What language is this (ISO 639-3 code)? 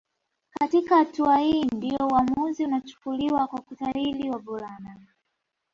swa